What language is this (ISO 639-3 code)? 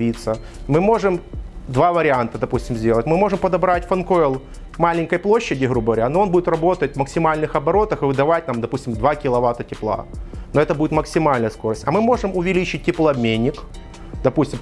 rus